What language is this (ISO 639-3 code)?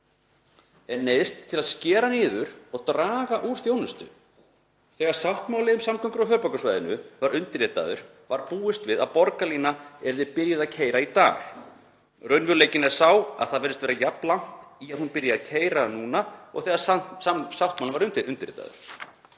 isl